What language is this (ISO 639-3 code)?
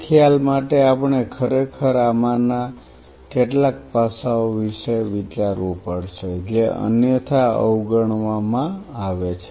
guj